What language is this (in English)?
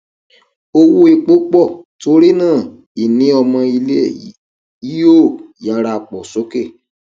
Yoruba